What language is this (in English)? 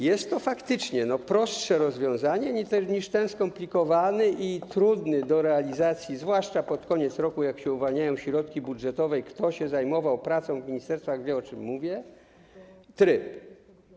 Polish